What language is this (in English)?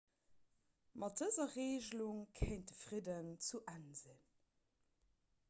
Luxembourgish